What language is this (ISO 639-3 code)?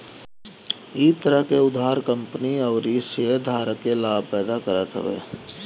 bho